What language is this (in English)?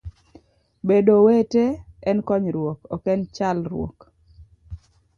Luo (Kenya and Tanzania)